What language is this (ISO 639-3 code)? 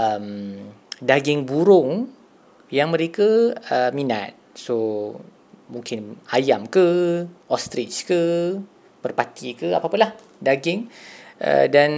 msa